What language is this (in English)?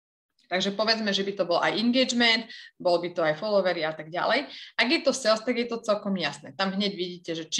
Slovak